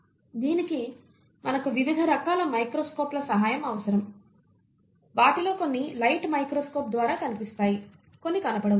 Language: Telugu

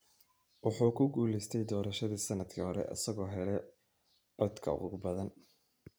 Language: Somali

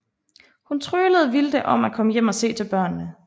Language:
Danish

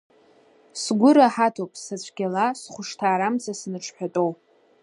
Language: Abkhazian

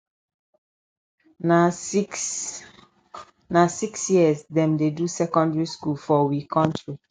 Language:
Nigerian Pidgin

